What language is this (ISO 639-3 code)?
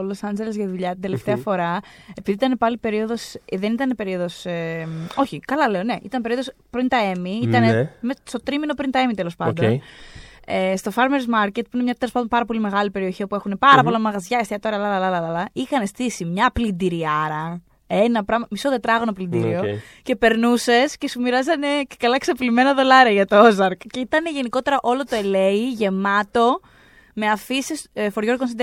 ell